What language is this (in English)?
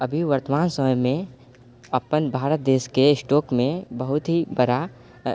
Maithili